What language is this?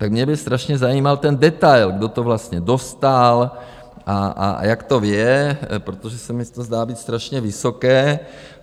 Czech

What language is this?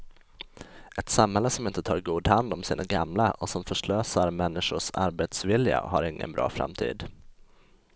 Swedish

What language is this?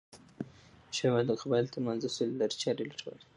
Pashto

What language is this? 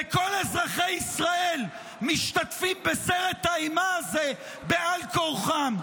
Hebrew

